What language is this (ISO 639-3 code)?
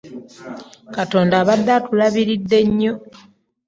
lug